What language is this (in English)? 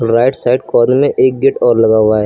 Hindi